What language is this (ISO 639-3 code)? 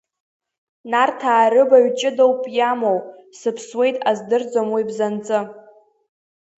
abk